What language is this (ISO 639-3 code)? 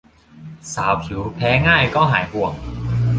tha